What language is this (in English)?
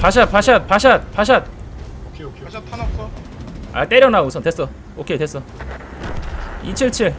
Korean